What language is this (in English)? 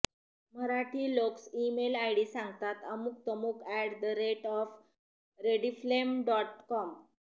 Marathi